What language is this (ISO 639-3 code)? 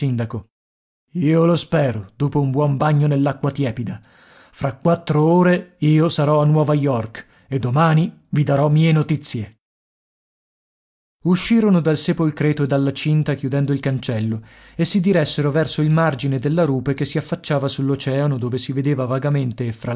ita